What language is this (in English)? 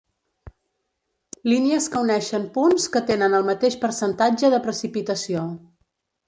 Catalan